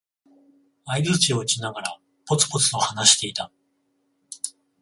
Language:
Japanese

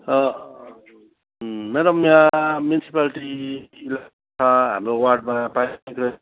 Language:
Nepali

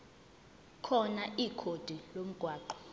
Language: Zulu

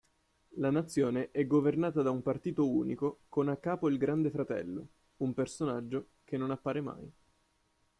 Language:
Italian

